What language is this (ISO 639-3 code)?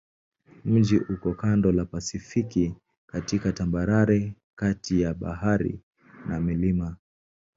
swa